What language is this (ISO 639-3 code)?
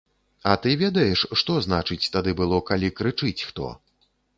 bel